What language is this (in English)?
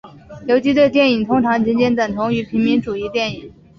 Chinese